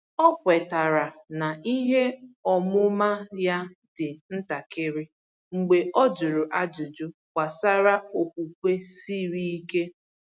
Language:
Igbo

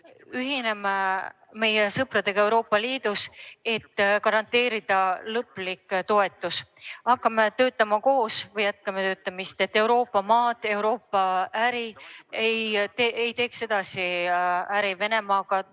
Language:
Estonian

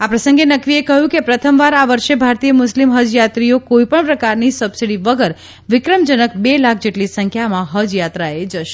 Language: Gujarati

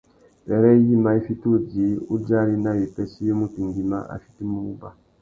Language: Tuki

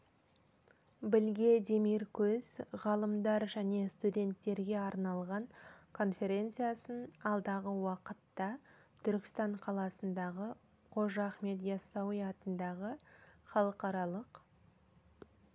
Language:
Kazakh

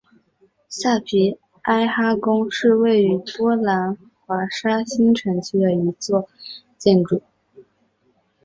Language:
Chinese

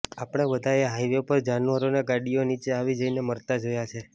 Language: Gujarati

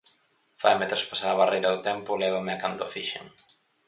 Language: Galician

